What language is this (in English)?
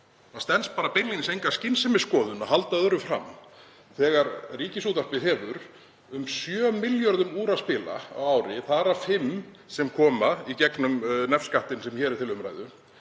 Icelandic